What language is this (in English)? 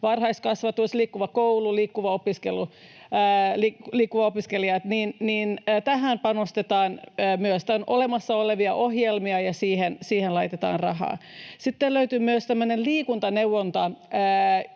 Finnish